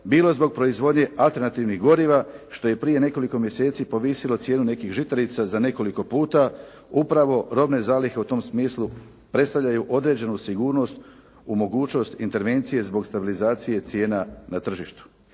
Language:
Croatian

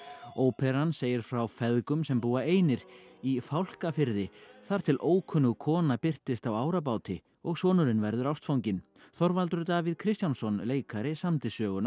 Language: Icelandic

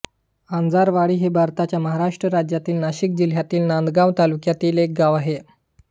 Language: Marathi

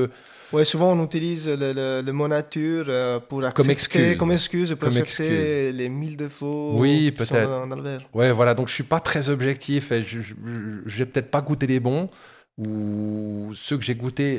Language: French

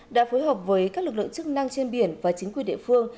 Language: Vietnamese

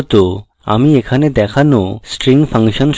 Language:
Bangla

